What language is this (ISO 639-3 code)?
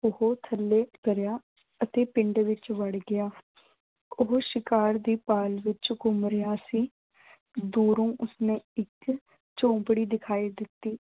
pan